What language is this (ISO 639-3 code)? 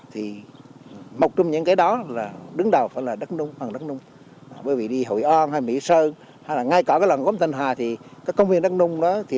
vie